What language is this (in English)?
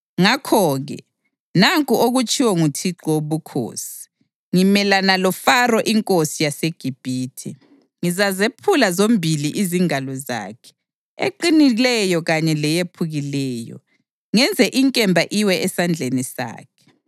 North Ndebele